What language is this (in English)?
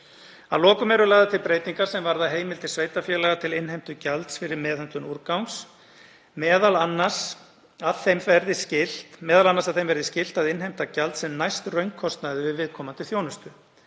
Icelandic